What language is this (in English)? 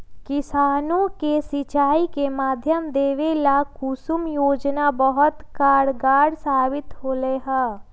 Magahi